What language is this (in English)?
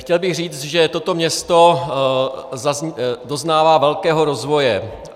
Czech